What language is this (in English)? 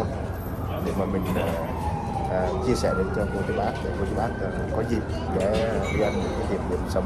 Vietnamese